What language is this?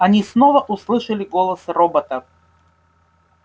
Russian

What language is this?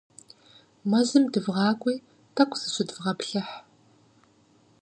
Kabardian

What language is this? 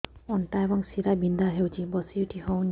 Odia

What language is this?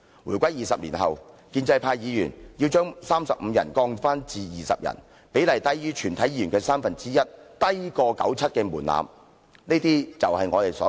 Cantonese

